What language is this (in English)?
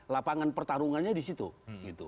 Indonesian